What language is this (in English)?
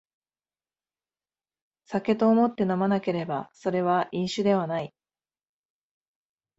Japanese